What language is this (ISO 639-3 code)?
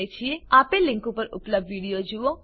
guj